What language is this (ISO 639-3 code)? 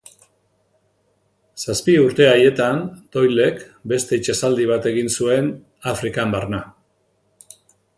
eus